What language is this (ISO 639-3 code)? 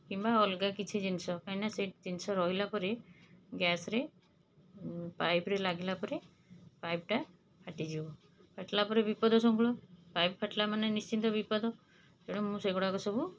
ori